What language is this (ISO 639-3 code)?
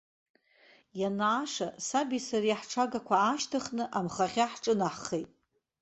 abk